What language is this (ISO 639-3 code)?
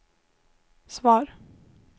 swe